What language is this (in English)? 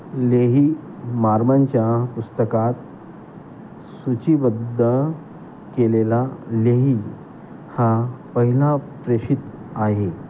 Marathi